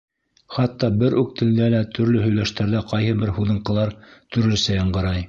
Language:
Bashkir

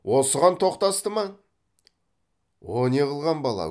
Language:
Kazakh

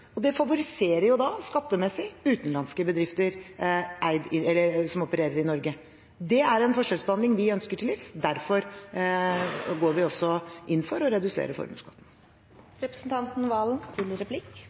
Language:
Norwegian Bokmål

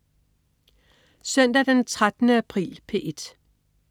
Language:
Danish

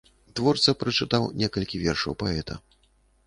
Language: Belarusian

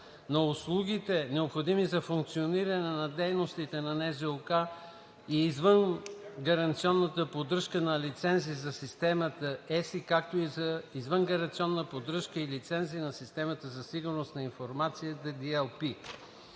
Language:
Bulgarian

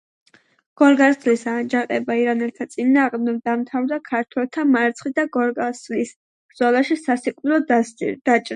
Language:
Georgian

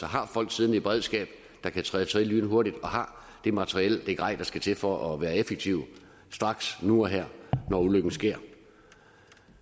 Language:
Danish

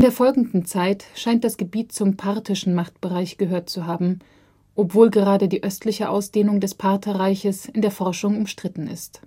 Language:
German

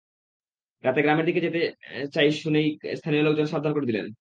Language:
Bangla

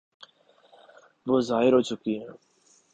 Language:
Urdu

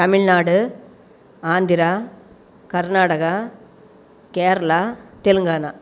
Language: Tamil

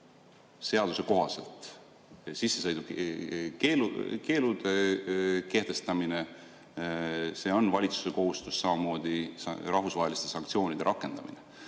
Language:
Estonian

